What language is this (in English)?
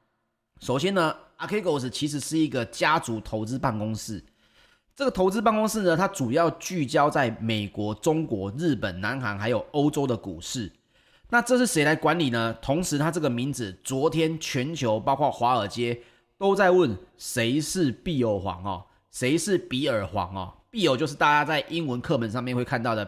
Chinese